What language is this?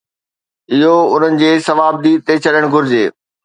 Sindhi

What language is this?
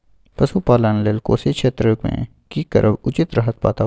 Maithili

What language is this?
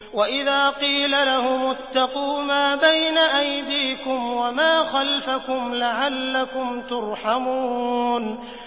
Arabic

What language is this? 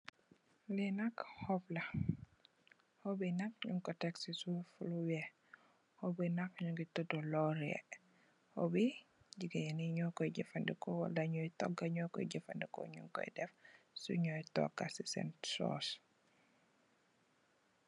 Wolof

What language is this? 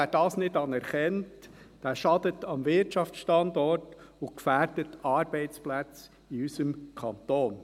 Swiss German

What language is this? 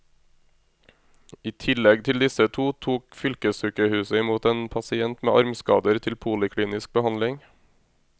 Norwegian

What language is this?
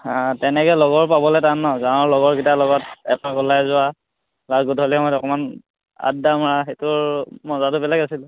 Assamese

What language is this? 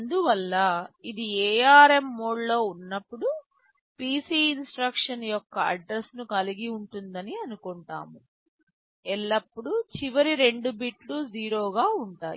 Telugu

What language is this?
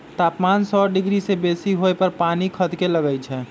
Magahi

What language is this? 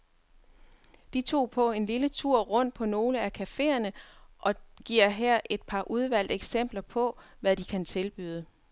Danish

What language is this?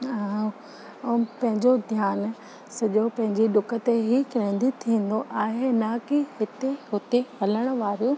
Sindhi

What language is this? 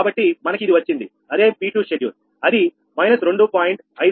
Telugu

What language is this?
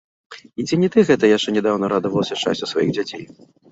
Belarusian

